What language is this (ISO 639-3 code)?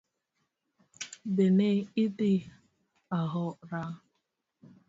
luo